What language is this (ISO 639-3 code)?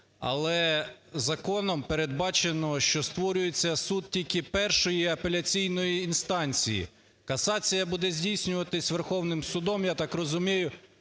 ukr